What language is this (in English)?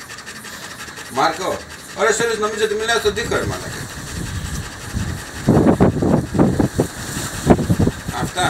Greek